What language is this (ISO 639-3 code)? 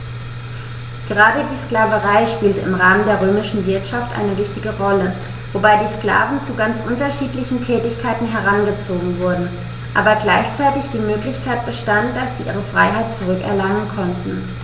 deu